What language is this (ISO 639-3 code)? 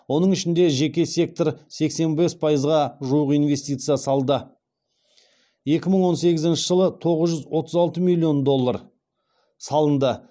kaz